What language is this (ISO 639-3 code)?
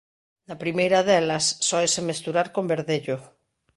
glg